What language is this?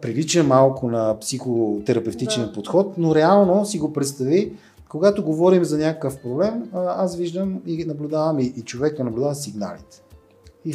Bulgarian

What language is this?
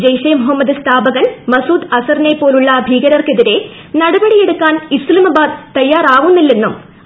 Malayalam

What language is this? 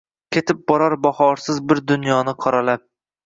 Uzbek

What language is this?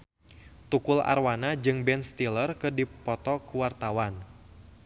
Sundanese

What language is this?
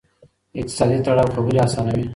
Pashto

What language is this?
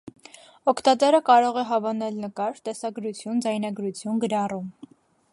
Armenian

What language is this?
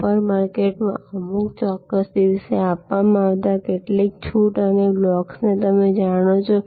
Gujarati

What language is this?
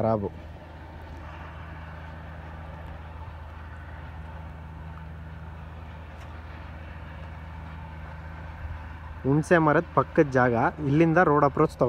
Hindi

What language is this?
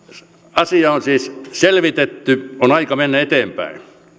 Finnish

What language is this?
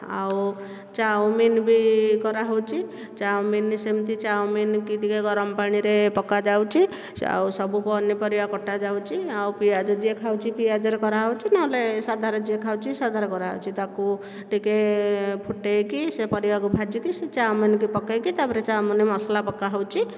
Odia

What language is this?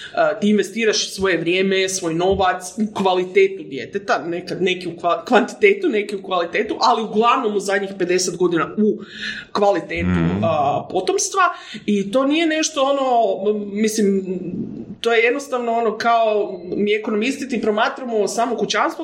Croatian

